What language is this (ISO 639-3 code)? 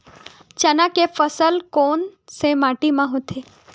hne